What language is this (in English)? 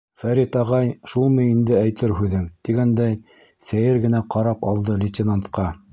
Bashkir